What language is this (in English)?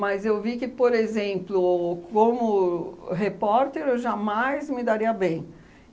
Portuguese